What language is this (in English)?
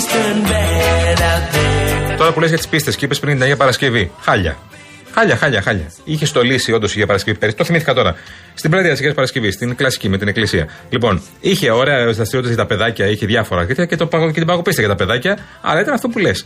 Greek